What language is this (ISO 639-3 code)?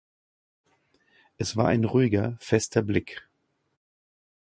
deu